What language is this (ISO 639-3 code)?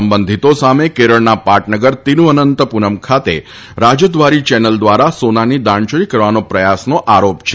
guj